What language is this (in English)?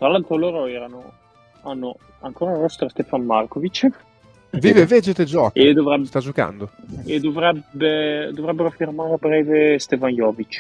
Italian